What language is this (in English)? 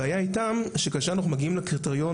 Hebrew